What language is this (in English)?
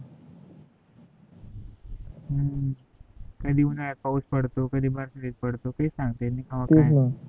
Marathi